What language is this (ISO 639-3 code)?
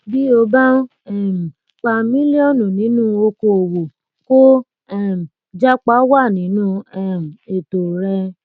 yor